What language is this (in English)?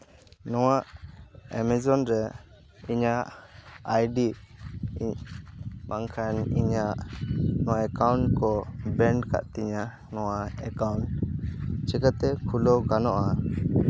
Santali